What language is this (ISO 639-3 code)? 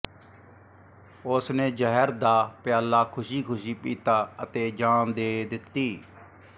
pan